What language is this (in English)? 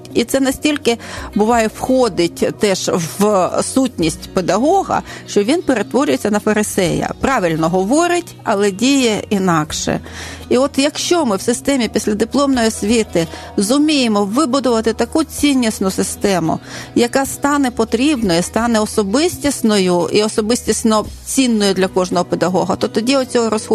Ukrainian